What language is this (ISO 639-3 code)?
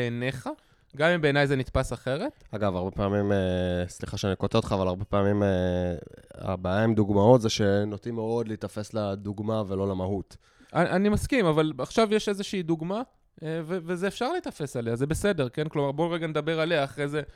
heb